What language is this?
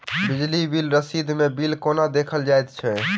Maithili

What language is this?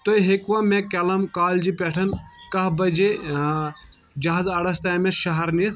Kashmiri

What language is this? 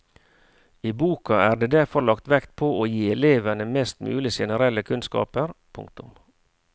Norwegian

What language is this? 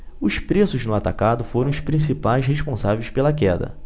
Portuguese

